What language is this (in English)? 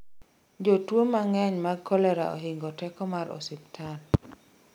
Luo (Kenya and Tanzania)